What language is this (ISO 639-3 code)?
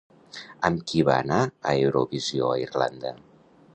cat